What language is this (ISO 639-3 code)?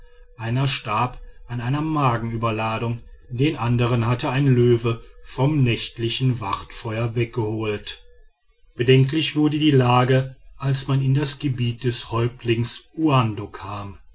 deu